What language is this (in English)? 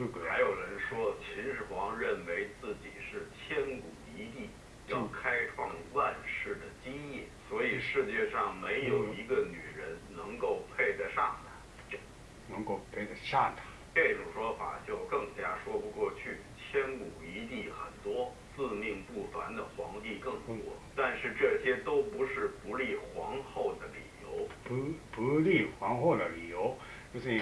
Japanese